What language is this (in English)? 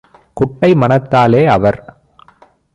Tamil